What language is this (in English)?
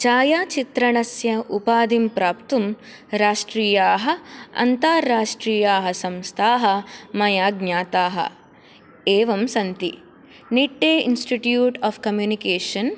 Sanskrit